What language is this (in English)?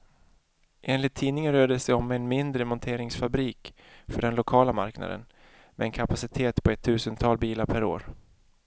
Swedish